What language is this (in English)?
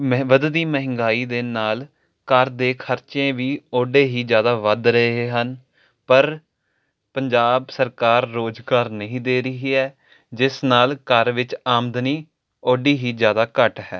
Punjabi